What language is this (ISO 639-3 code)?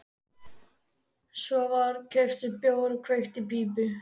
isl